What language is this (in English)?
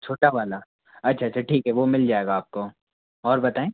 Hindi